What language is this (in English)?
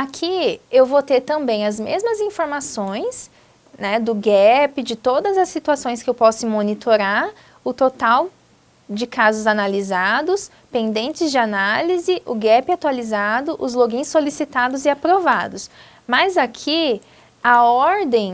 Portuguese